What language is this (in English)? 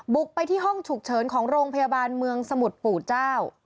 Thai